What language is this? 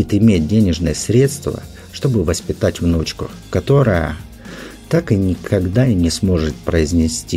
Russian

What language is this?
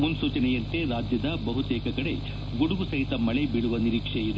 Kannada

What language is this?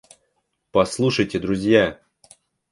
Russian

